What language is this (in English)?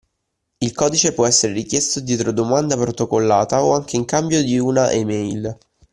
Italian